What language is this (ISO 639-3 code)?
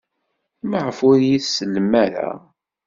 kab